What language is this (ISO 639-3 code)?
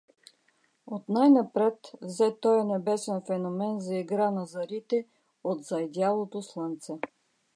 bul